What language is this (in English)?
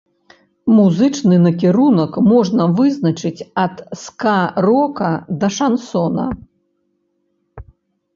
Belarusian